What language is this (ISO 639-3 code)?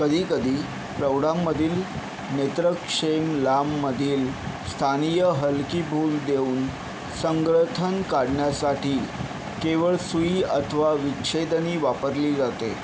mar